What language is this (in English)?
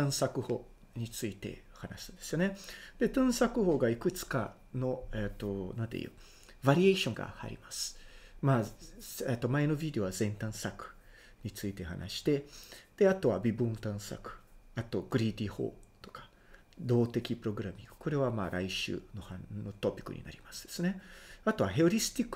Japanese